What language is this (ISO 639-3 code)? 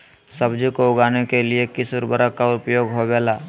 mag